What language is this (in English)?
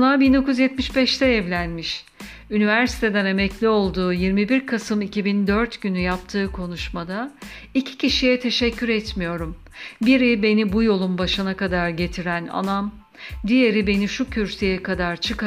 Turkish